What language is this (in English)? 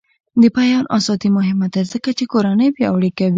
Pashto